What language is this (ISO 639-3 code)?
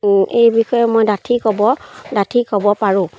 asm